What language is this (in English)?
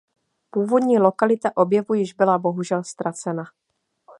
Czech